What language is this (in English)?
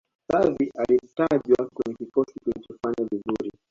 Swahili